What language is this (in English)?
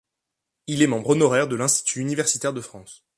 French